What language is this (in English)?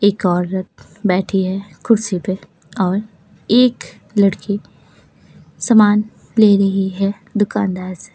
Hindi